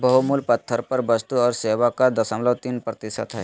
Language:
Magahi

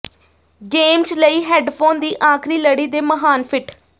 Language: Punjabi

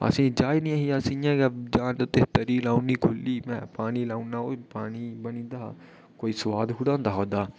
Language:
Dogri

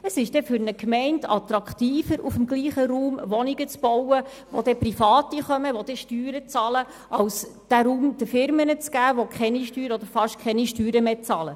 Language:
Swiss German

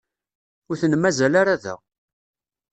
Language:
Kabyle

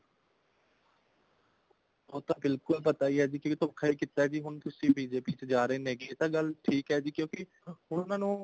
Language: Punjabi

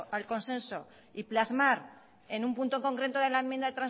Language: Spanish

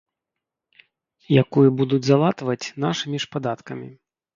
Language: Belarusian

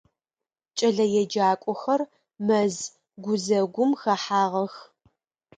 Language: Adyghe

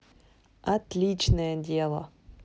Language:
Russian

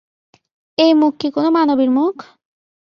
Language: Bangla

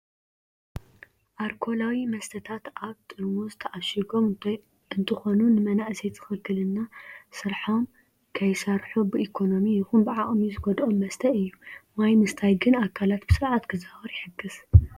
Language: Tigrinya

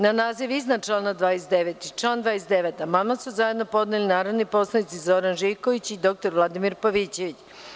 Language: Serbian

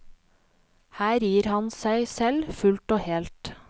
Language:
Norwegian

